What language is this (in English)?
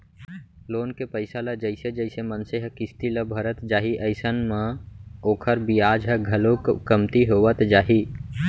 Chhattisgarhi